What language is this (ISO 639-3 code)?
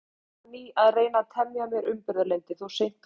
isl